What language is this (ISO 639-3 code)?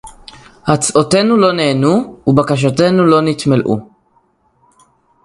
heb